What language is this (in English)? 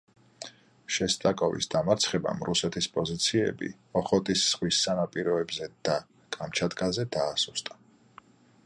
Georgian